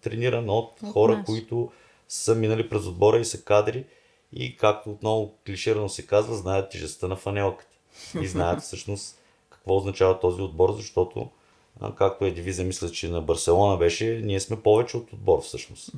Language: Bulgarian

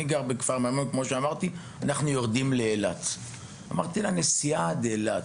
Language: Hebrew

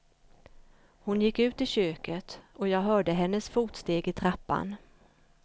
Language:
Swedish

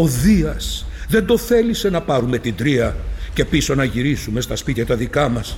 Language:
Greek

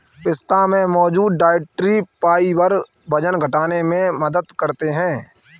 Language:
Hindi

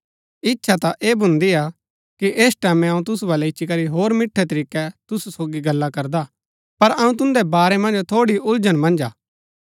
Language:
Gaddi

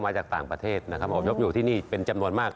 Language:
Thai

